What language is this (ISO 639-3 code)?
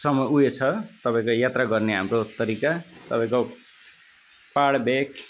nep